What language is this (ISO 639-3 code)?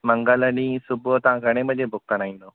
snd